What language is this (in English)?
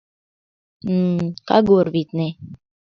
Mari